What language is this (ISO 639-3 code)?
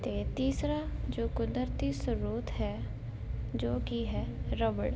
pan